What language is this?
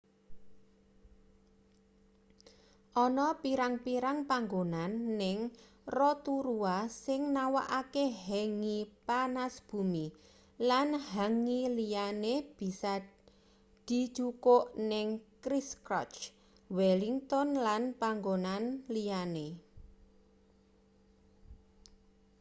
Javanese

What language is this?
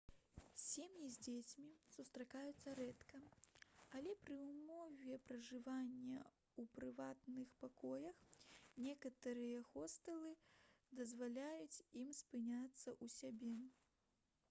Belarusian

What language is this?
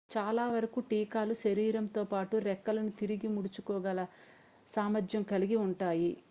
Telugu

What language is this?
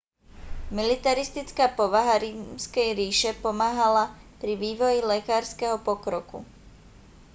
Slovak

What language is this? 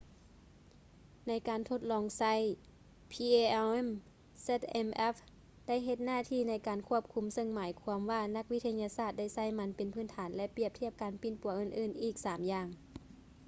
Lao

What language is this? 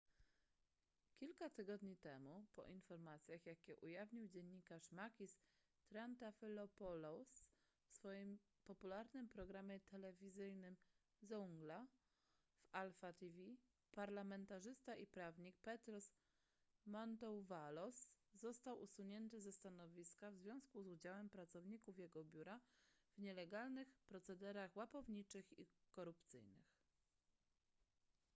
Polish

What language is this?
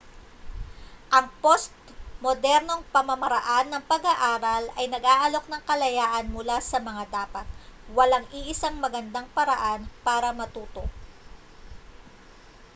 Filipino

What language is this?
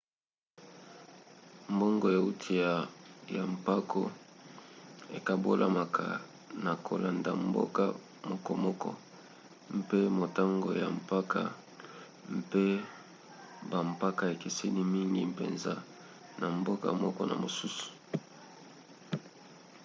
Lingala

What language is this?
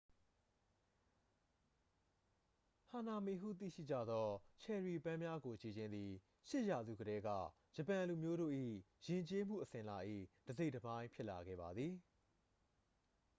Burmese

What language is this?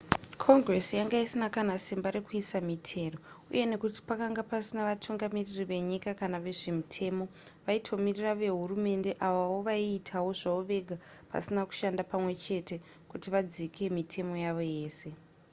Shona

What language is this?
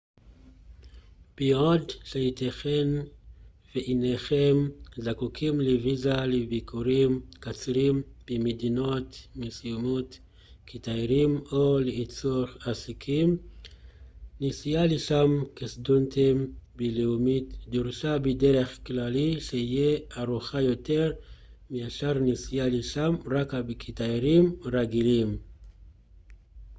Hebrew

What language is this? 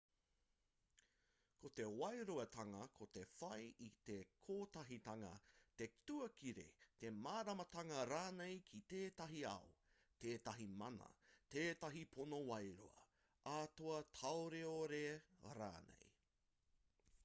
Māori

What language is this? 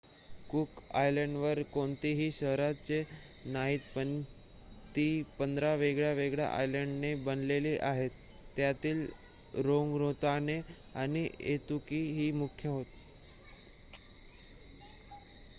Marathi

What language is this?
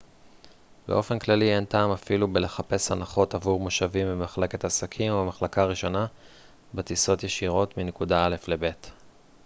Hebrew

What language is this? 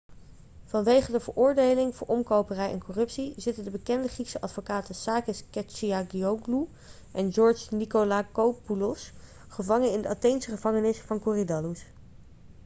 Dutch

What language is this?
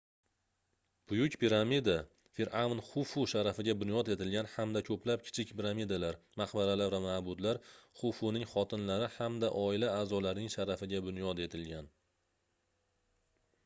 Uzbek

